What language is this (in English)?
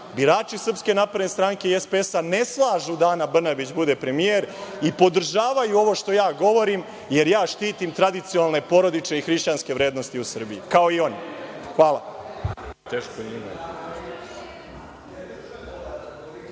Serbian